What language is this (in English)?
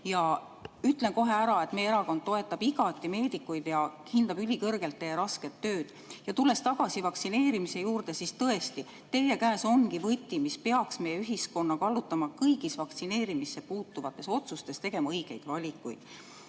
Estonian